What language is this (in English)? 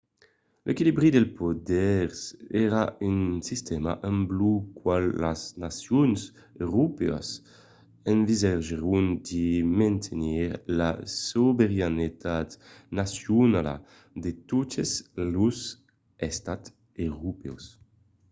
Occitan